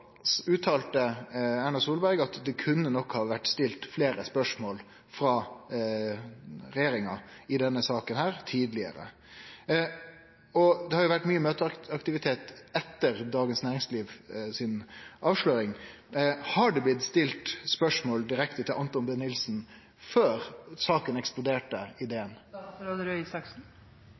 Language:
Norwegian Nynorsk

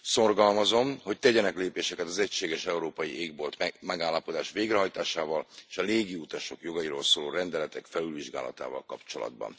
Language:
Hungarian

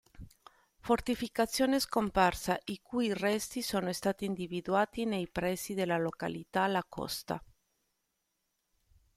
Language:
Italian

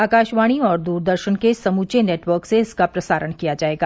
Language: Hindi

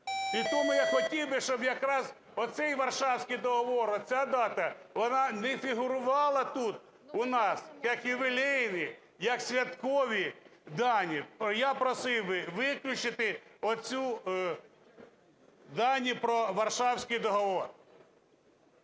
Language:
Ukrainian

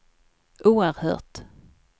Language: Swedish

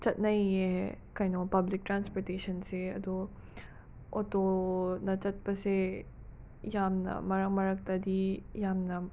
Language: Manipuri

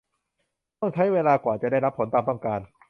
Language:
Thai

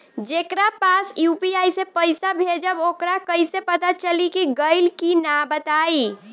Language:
Bhojpuri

